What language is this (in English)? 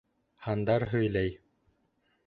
Bashkir